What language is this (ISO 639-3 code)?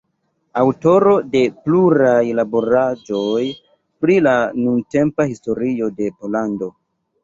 epo